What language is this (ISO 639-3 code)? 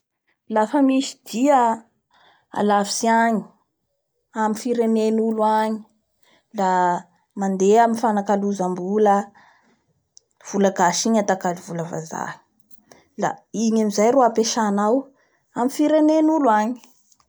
bhr